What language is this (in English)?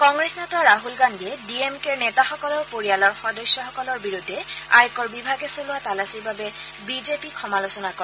Assamese